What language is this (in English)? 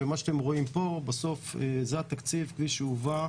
Hebrew